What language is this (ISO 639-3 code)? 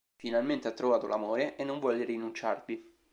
ita